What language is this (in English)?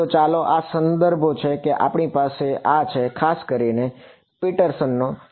Gujarati